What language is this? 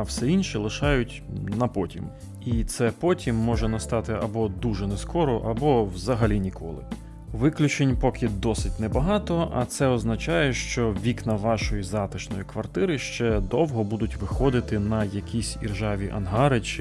Ukrainian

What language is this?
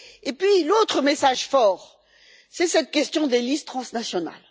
French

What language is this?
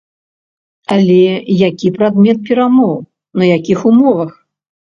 Belarusian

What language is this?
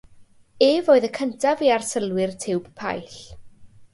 Welsh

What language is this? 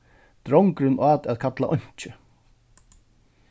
Faroese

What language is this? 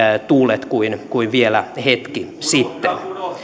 Finnish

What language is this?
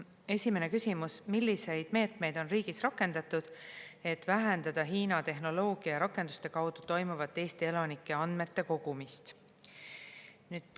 Estonian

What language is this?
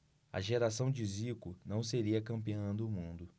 Portuguese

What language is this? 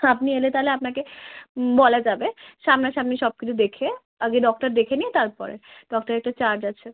Bangla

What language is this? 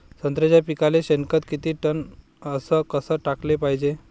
Marathi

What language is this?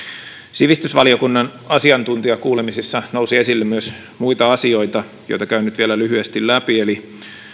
Finnish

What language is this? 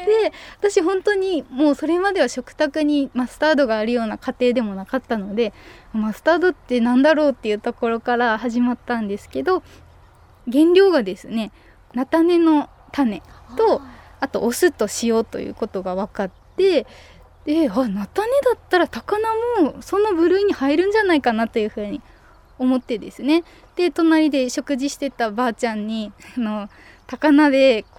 Japanese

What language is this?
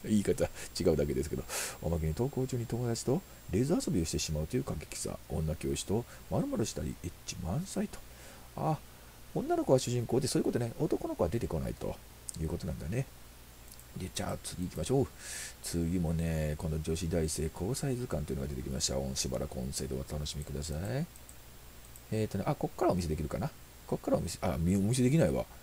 Japanese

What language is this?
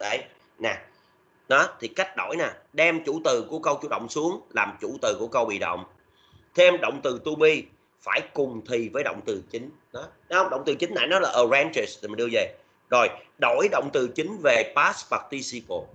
Vietnamese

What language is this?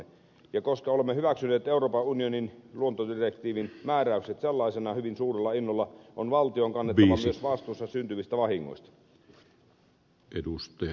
Finnish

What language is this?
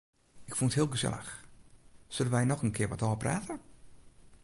Western Frisian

